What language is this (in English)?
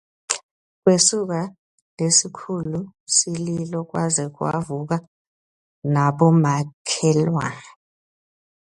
Swati